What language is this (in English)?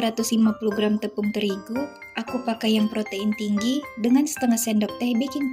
Indonesian